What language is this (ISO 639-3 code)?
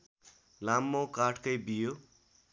nep